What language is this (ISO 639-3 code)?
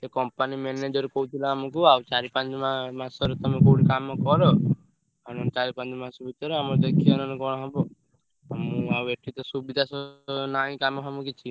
ori